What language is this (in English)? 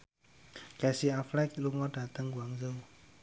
Javanese